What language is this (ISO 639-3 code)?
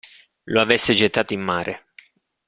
ita